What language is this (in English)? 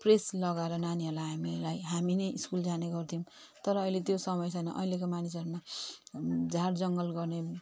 Nepali